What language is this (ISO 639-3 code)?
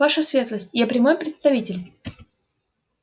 rus